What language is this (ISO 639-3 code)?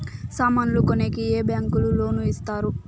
tel